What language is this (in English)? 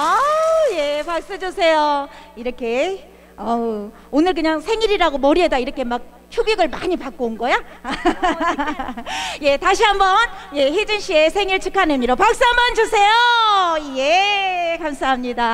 Korean